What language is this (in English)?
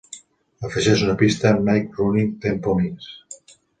Catalan